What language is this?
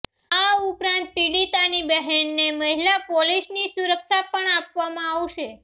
Gujarati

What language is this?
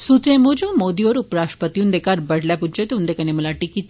Dogri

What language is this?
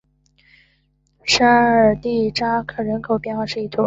Chinese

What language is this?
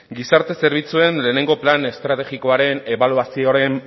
Basque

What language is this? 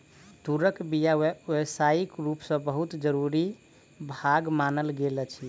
Maithili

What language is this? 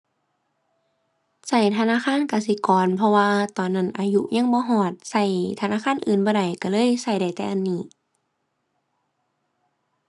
Thai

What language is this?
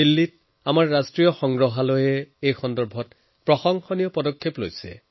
Assamese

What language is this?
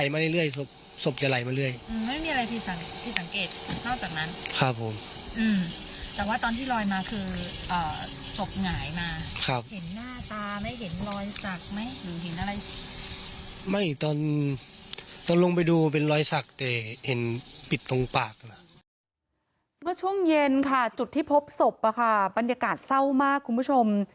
Thai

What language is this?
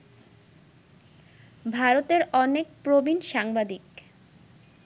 Bangla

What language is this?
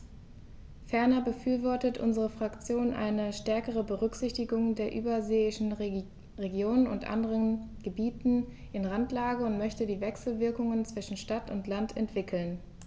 German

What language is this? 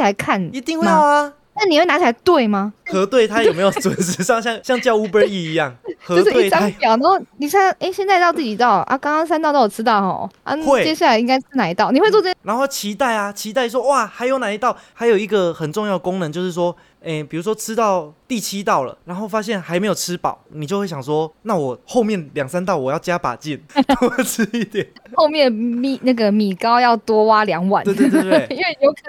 Chinese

